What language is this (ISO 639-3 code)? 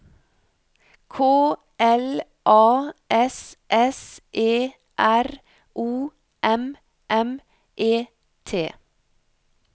nor